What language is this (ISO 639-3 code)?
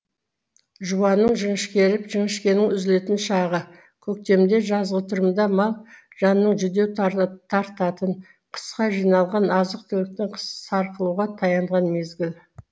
kaz